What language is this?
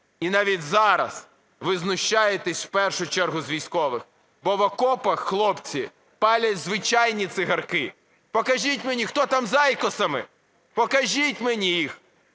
Ukrainian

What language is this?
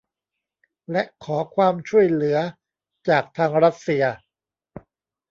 Thai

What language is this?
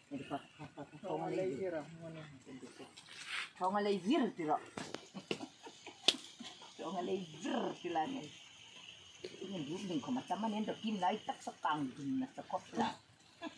Thai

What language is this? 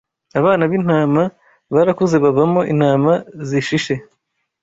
Kinyarwanda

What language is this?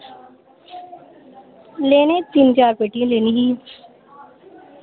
Dogri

